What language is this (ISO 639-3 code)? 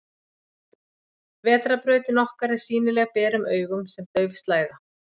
isl